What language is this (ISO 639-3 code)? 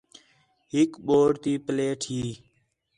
xhe